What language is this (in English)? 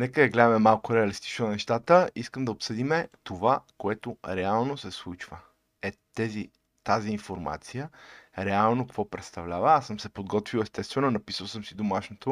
Bulgarian